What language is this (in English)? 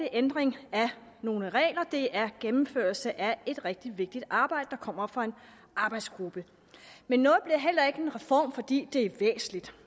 Danish